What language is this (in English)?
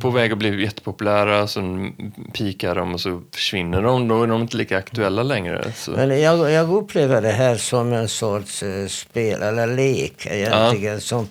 Swedish